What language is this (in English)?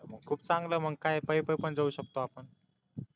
Marathi